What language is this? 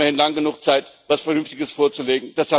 German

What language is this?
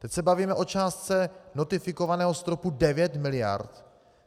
Czech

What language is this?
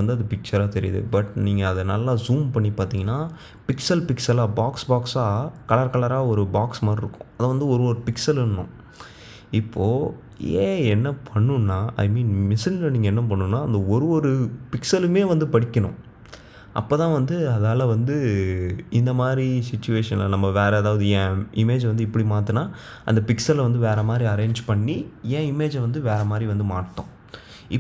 Tamil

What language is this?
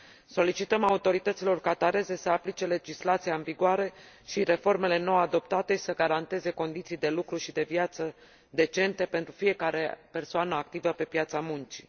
Romanian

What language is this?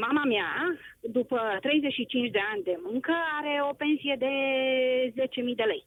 Romanian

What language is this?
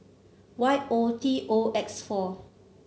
English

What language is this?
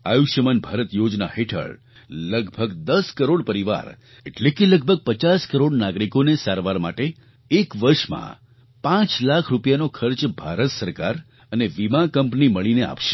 Gujarati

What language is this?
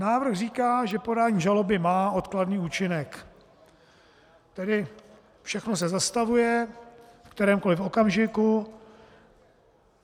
Czech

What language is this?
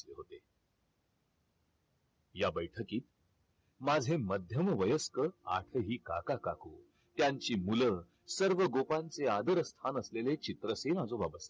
Marathi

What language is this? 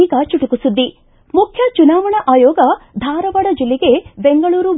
Kannada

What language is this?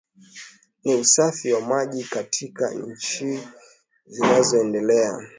Swahili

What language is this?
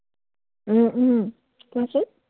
Assamese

